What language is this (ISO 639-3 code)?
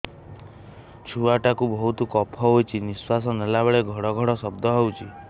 ori